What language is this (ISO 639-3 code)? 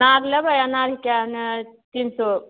mai